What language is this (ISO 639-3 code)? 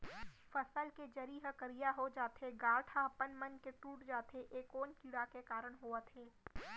hne